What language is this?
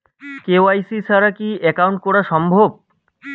Bangla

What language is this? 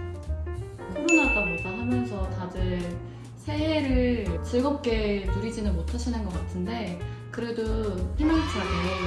Korean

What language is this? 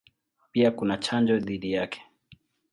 Swahili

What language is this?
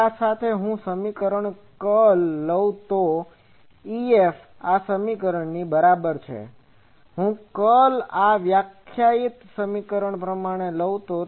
Gujarati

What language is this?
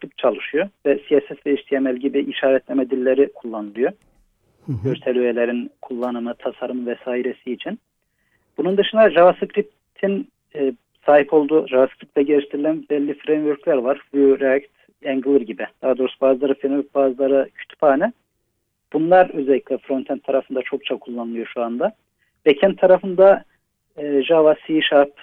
Turkish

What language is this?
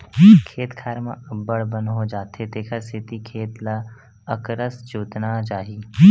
Chhattisgarhi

